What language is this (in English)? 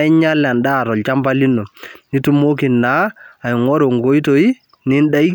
Masai